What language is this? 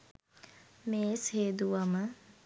Sinhala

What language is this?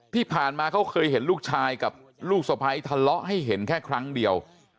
Thai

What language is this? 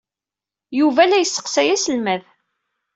Kabyle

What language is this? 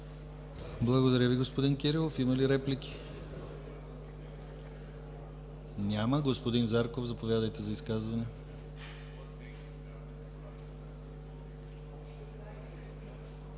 Bulgarian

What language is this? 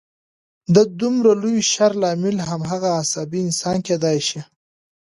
Pashto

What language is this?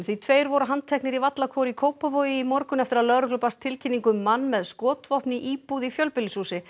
Icelandic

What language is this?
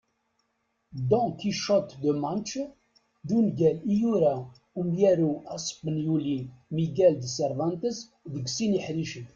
Kabyle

